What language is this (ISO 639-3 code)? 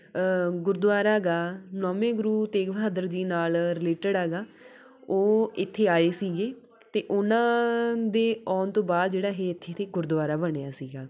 pan